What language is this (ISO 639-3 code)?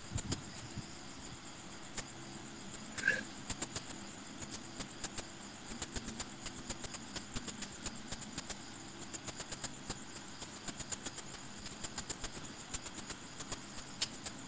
msa